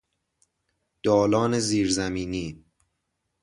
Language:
Persian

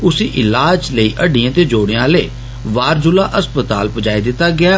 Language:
Dogri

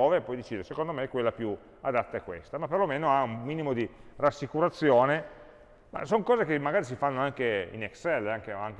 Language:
Italian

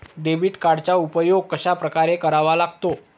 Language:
Marathi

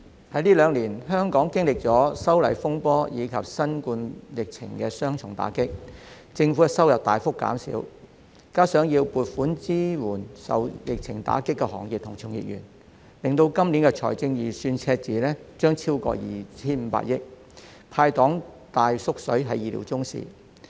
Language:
Cantonese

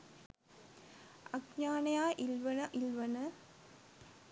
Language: Sinhala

